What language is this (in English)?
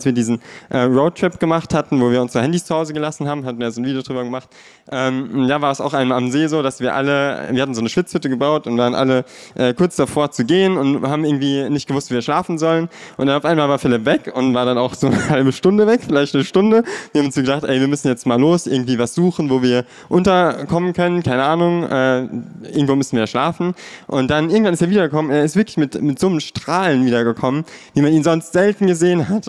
German